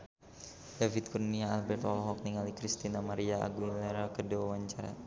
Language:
Sundanese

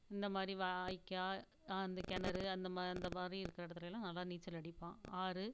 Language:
Tamil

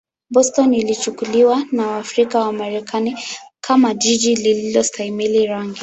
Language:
Swahili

